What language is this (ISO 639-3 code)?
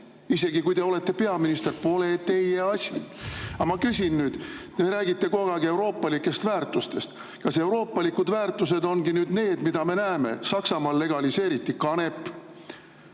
est